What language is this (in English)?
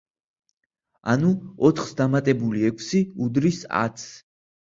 Georgian